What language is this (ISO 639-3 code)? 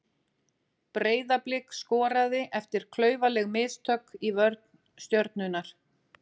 isl